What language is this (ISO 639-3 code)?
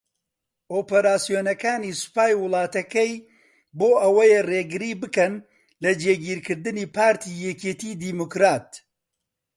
ckb